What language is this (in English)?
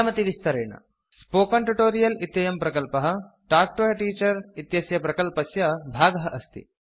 Sanskrit